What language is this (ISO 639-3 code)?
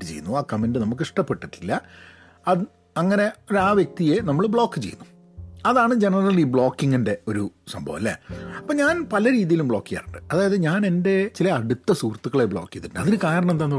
mal